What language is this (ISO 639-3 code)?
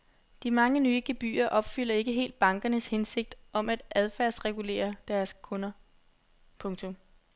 dan